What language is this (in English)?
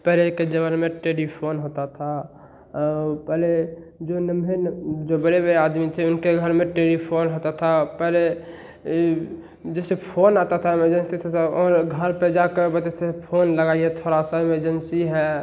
Hindi